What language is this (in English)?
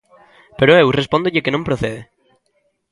Galician